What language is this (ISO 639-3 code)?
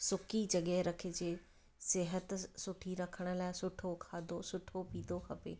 snd